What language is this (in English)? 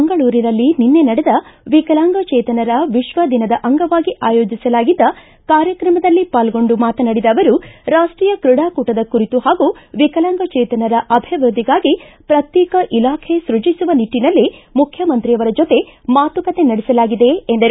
Kannada